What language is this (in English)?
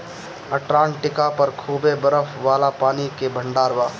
Bhojpuri